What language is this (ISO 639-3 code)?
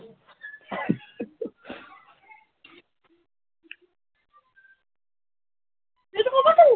asm